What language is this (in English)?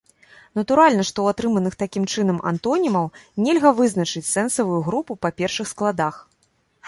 Belarusian